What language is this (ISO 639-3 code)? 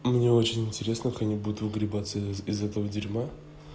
rus